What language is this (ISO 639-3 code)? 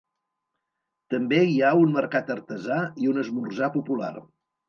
cat